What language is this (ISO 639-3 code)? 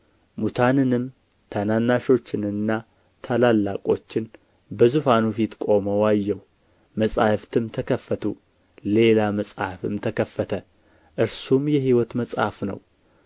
amh